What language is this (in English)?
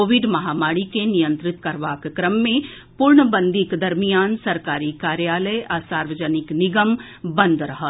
Maithili